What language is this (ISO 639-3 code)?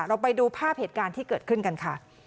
tha